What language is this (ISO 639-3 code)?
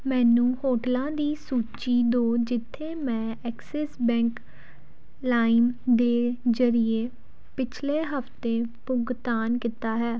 pan